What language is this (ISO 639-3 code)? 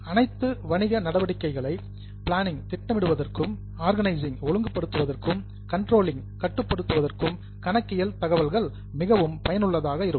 tam